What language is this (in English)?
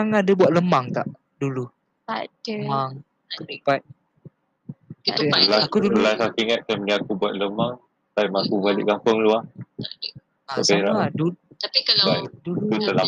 Malay